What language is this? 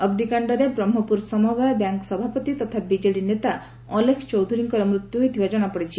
Odia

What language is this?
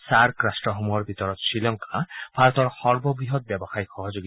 Assamese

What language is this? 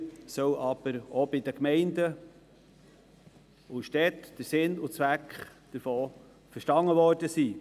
Swiss German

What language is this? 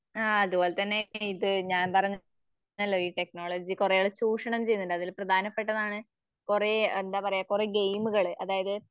Malayalam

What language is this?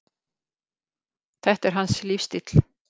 Icelandic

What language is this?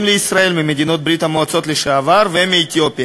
Hebrew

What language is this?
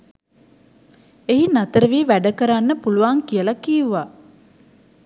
Sinhala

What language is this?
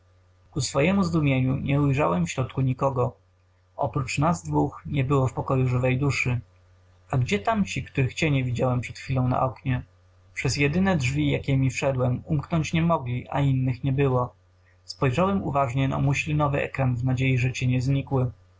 Polish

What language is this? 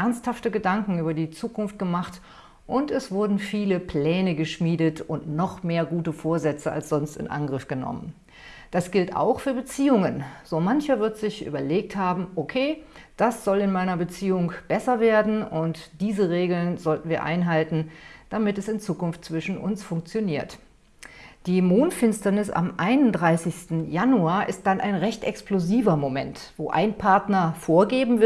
German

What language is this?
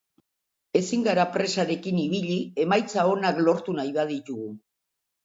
Basque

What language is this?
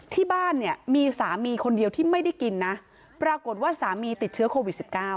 Thai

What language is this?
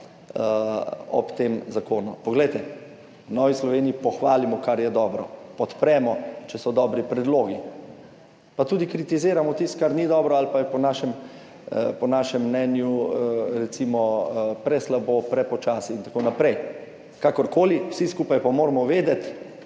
Slovenian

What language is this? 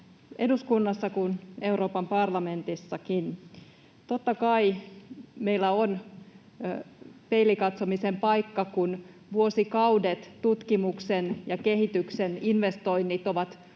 Finnish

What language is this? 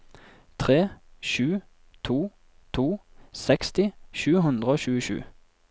Norwegian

